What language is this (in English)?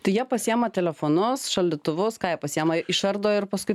Lithuanian